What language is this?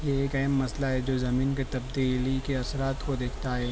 Urdu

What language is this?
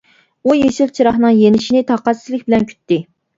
Uyghur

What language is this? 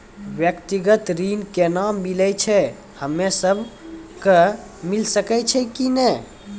Maithili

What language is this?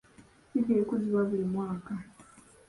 Ganda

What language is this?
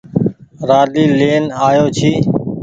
Goaria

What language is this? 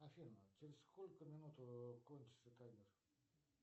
Russian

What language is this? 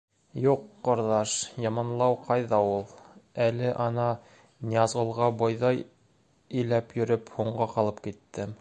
Bashkir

